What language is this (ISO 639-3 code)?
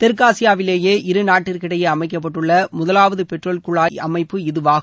tam